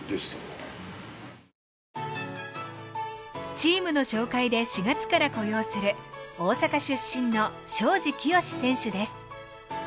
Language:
Japanese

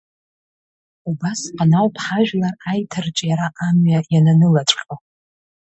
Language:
Abkhazian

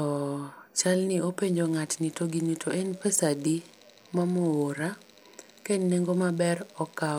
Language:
Luo (Kenya and Tanzania)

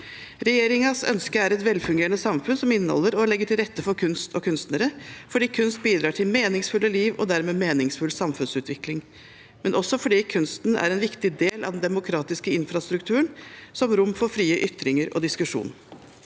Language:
Norwegian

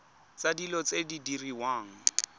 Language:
Tswana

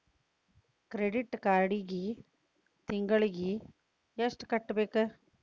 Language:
Kannada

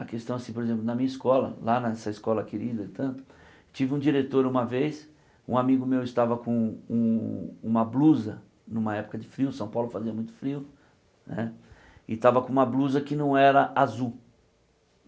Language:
Portuguese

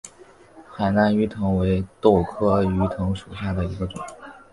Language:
Chinese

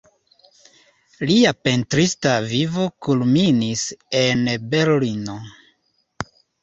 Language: Esperanto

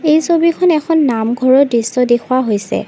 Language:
Assamese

